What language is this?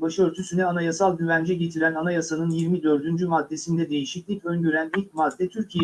Turkish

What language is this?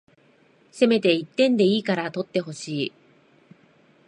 Japanese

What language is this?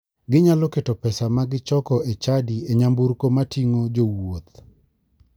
Luo (Kenya and Tanzania)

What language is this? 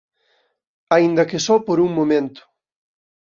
Galician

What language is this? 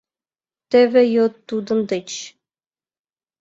Mari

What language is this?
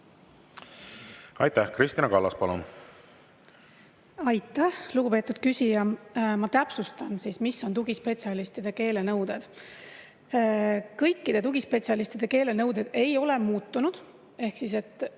Estonian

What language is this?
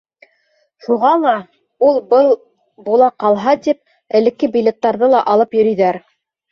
Bashkir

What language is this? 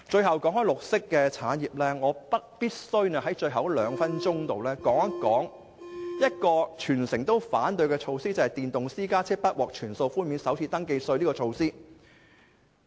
Cantonese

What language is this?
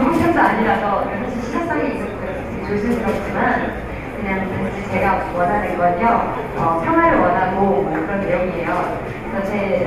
Korean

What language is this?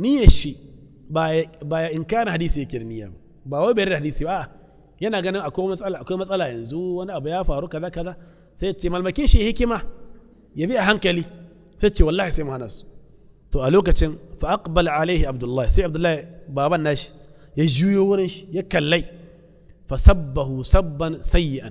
Arabic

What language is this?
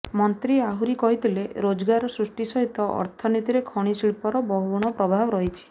Odia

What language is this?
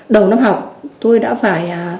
Vietnamese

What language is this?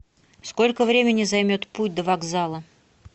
Russian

